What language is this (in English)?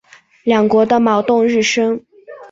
Chinese